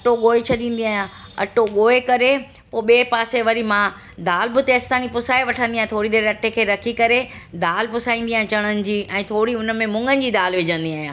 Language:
Sindhi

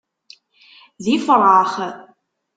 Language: Kabyle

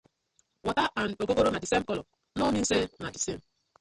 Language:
Nigerian Pidgin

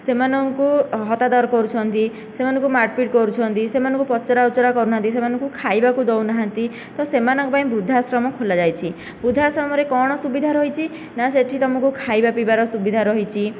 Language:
Odia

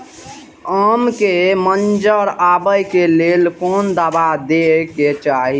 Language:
Maithili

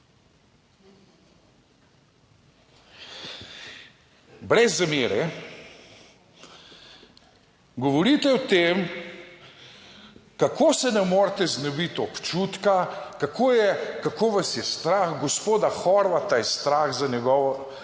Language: Slovenian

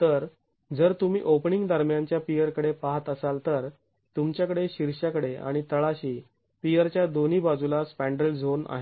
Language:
Marathi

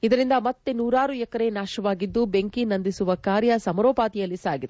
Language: Kannada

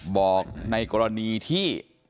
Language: Thai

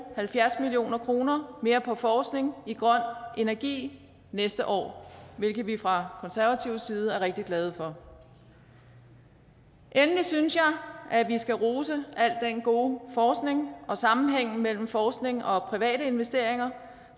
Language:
Danish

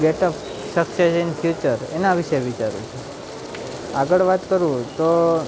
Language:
Gujarati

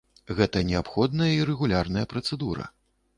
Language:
Belarusian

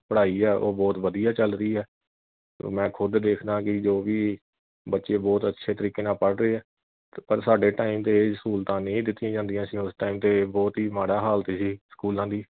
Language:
Punjabi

